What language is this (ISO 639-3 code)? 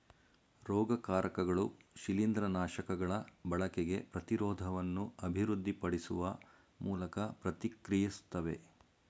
kan